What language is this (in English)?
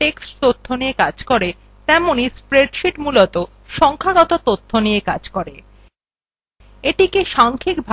Bangla